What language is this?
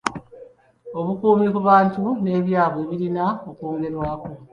Ganda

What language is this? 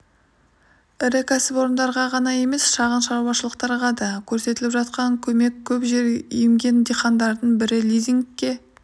Kazakh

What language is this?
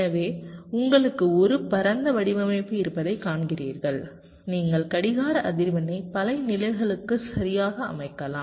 Tamil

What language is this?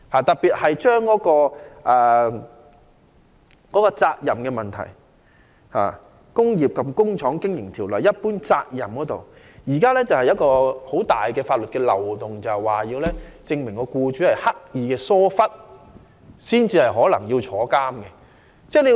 Cantonese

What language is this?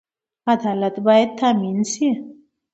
Pashto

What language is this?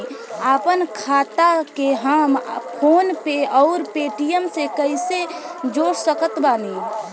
Bhojpuri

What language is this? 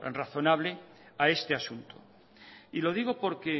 Spanish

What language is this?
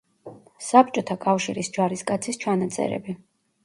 Georgian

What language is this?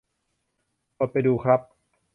Thai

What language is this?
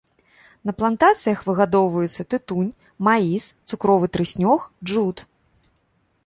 Belarusian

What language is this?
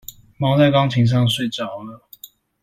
Chinese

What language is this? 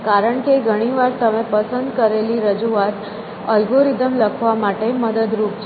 Gujarati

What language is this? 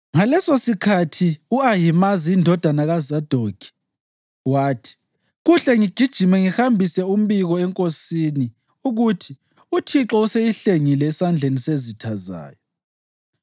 North Ndebele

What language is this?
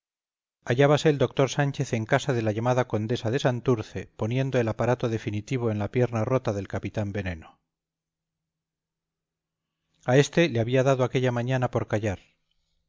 Spanish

